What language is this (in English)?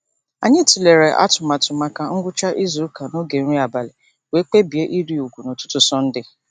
Igbo